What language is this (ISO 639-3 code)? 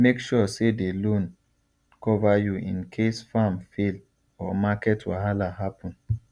pcm